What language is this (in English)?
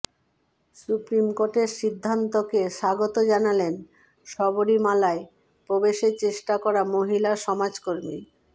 Bangla